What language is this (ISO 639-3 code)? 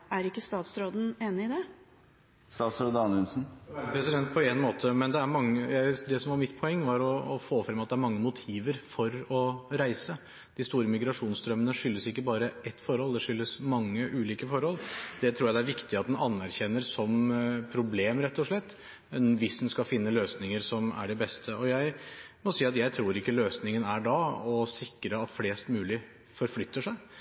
nob